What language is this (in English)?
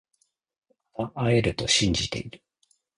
Japanese